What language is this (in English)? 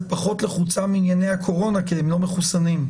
Hebrew